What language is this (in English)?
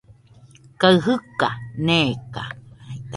Nüpode Huitoto